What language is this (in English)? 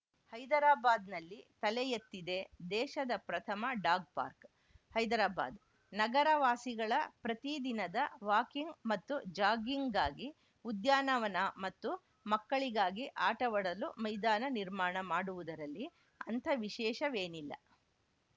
Kannada